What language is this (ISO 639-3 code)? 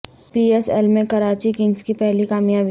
urd